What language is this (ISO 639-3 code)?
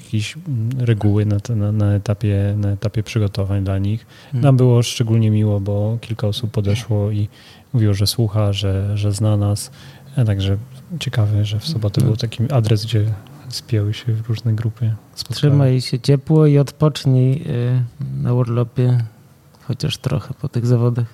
pol